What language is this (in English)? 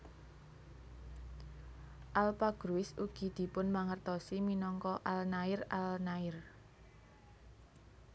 Javanese